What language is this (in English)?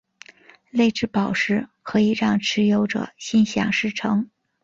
Chinese